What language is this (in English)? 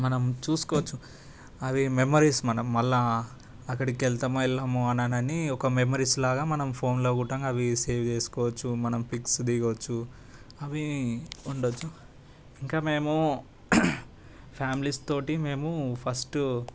Telugu